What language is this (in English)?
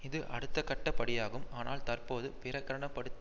Tamil